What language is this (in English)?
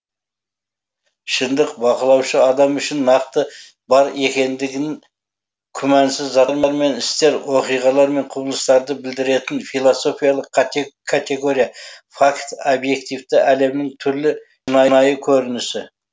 Kazakh